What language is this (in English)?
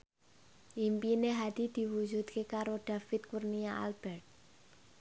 Javanese